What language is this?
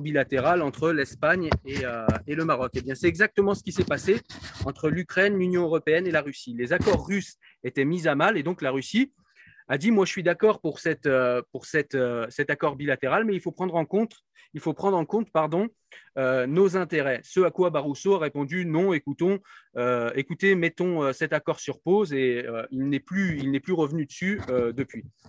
French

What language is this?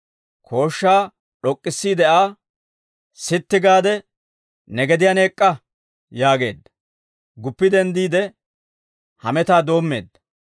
Dawro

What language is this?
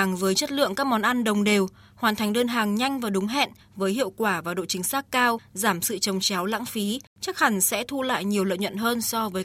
Vietnamese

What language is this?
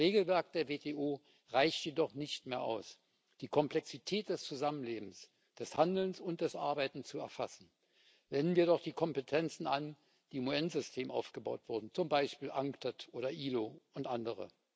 German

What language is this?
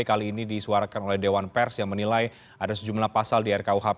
Indonesian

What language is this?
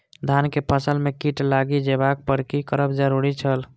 Maithili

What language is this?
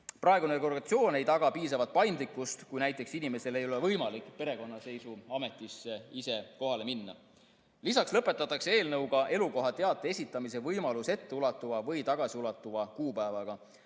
Estonian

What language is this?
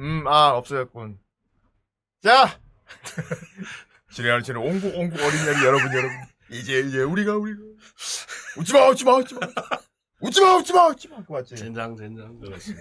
Korean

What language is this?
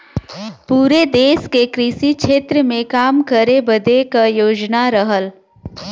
Bhojpuri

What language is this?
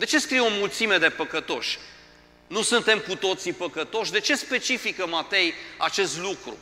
Romanian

